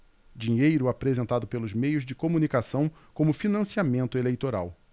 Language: Portuguese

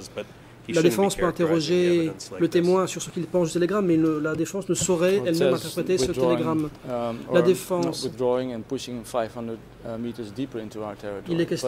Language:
French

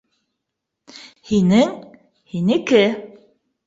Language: Bashkir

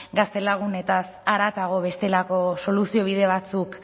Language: Basque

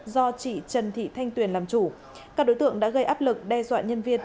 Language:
Vietnamese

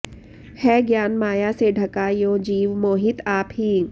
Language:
Sanskrit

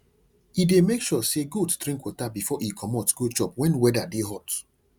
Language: Nigerian Pidgin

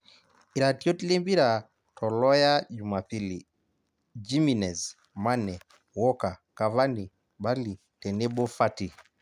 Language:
Masai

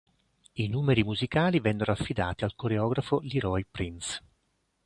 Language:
Italian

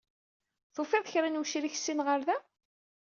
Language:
Kabyle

